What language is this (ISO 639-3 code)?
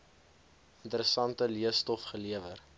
afr